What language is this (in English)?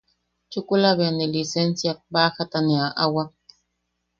Yaqui